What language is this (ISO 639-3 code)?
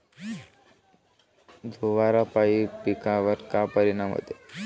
mar